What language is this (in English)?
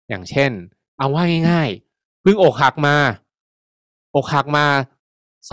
Thai